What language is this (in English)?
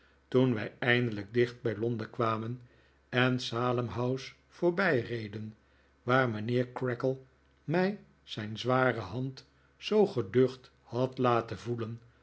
Dutch